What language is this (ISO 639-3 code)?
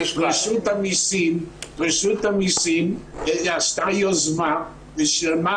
heb